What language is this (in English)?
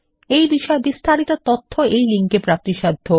Bangla